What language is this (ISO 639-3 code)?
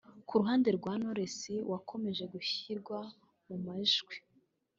kin